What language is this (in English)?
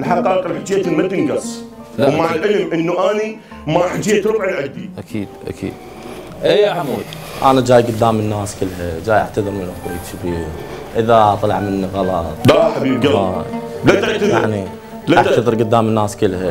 Arabic